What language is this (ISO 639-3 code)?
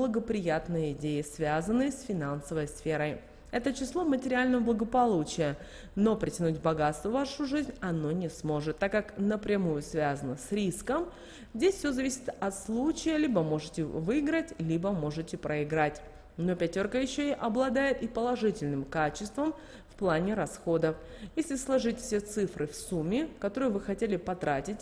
rus